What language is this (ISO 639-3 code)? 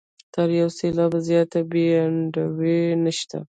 pus